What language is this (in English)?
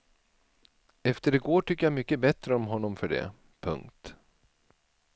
Swedish